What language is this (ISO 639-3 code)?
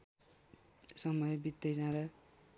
nep